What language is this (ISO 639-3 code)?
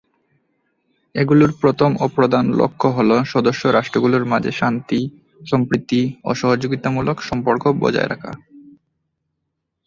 ben